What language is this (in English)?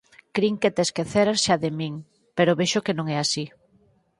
Galician